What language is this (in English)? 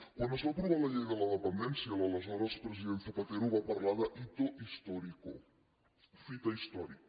Catalan